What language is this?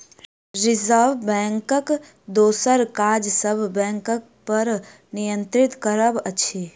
Maithili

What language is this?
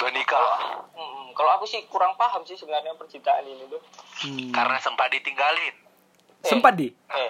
Indonesian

